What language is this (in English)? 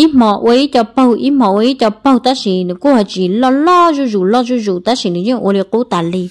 Vietnamese